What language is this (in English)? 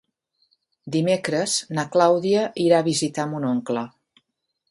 Catalan